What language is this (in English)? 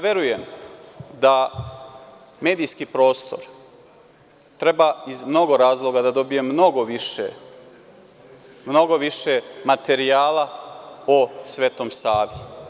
Serbian